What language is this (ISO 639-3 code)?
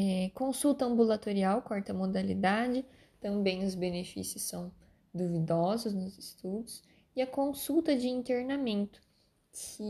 por